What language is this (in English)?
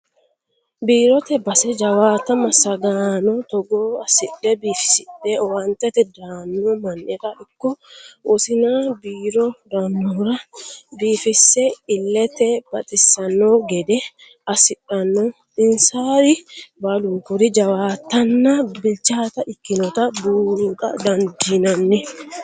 Sidamo